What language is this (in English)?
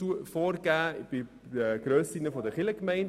Swiss German